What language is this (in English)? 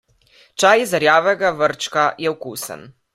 Slovenian